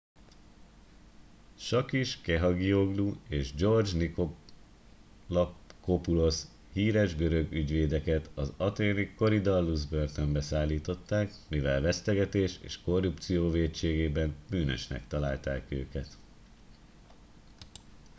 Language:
Hungarian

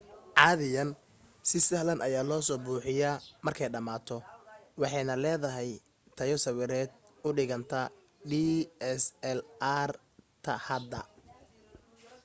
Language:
Somali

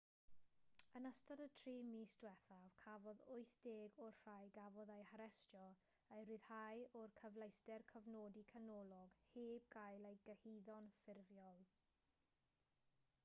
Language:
Welsh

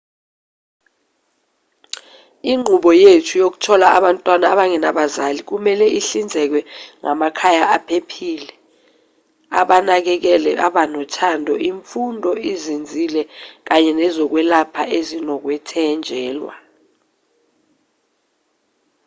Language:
Zulu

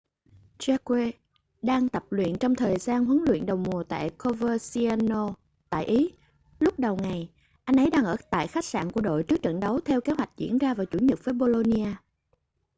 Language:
Vietnamese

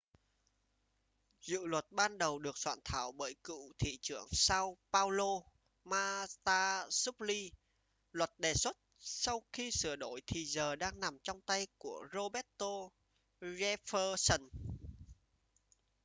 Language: Vietnamese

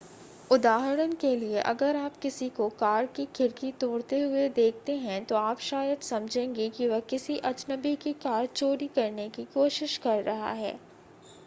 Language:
Hindi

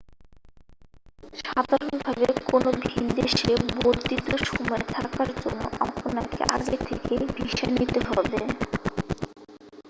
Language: Bangla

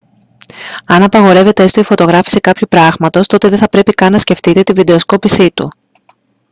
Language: Greek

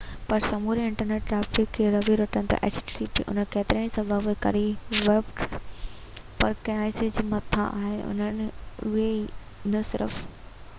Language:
Sindhi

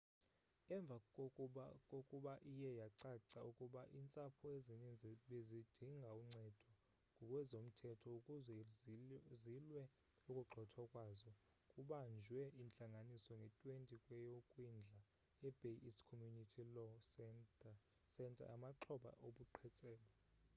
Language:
Xhosa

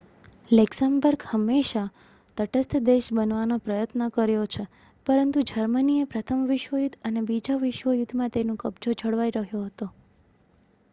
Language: Gujarati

